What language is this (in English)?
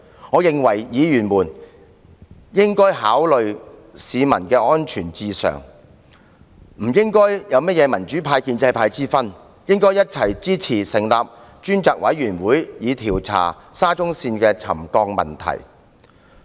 Cantonese